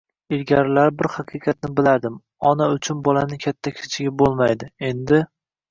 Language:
Uzbek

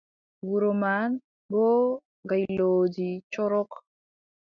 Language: Adamawa Fulfulde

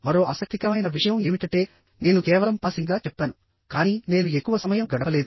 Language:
Telugu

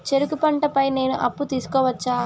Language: Telugu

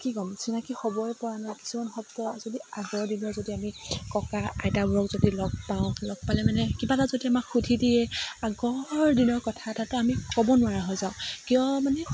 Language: Assamese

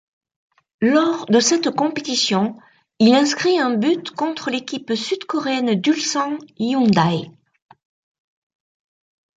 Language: French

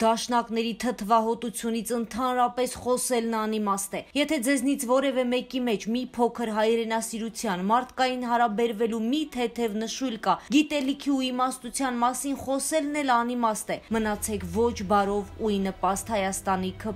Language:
Romanian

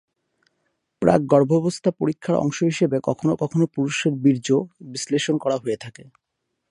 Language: Bangla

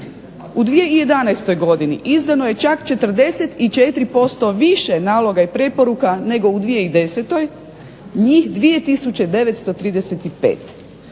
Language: Croatian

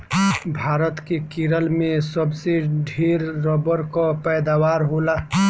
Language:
Bhojpuri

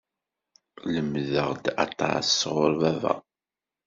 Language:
Kabyle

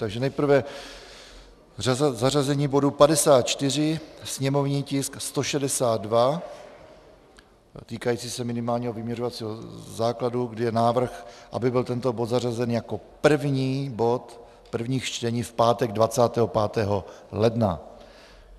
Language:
Czech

